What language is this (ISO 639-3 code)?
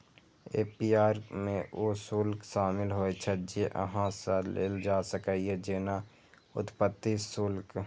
mai